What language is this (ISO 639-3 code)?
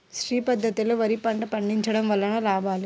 tel